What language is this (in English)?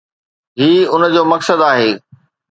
Sindhi